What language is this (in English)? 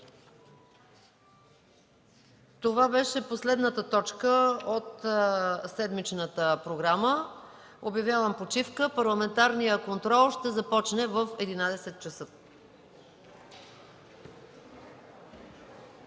Bulgarian